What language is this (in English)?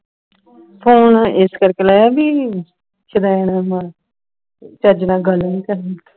Punjabi